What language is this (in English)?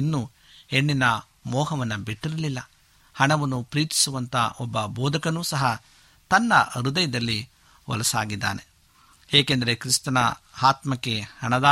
Kannada